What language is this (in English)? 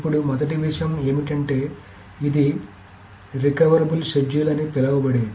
Telugu